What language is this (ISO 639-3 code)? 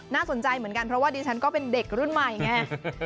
tha